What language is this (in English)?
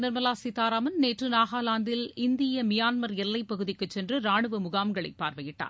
Tamil